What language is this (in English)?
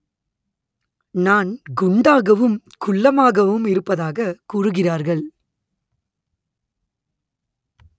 Tamil